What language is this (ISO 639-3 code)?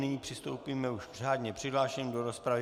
ces